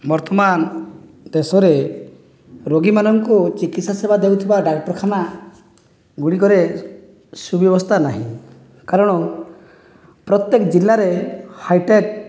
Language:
Odia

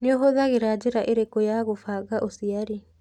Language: Kikuyu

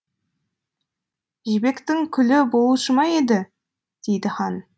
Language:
Kazakh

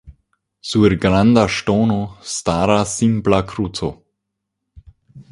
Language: Esperanto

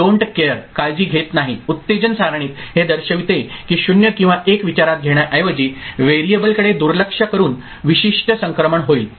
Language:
Marathi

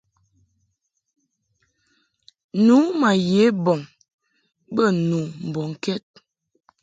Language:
Mungaka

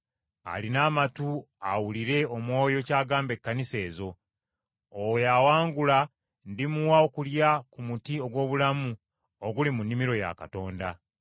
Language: Ganda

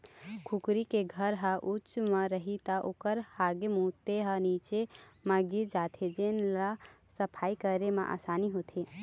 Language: Chhattisgarhi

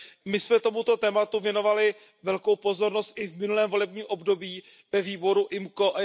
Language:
Czech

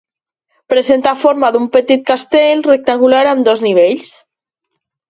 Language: Catalan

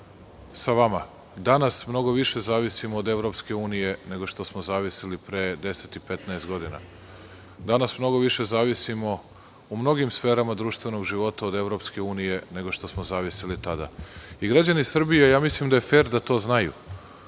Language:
Serbian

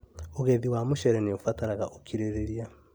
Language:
Kikuyu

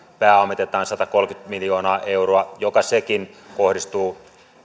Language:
Finnish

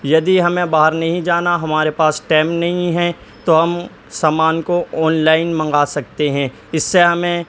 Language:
Urdu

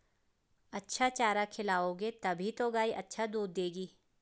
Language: Hindi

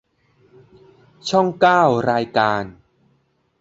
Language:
Thai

